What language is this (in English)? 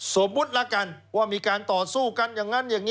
Thai